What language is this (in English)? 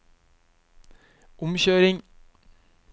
Norwegian